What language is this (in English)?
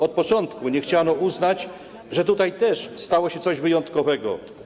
Polish